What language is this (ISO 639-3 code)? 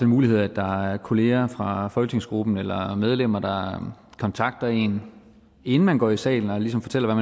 dan